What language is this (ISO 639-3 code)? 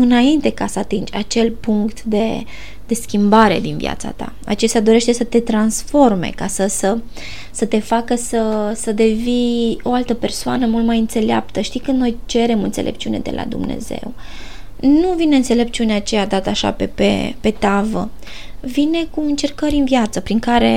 ron